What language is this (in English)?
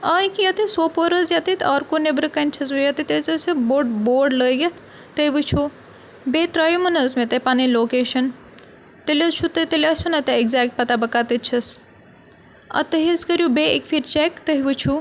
Kashmiri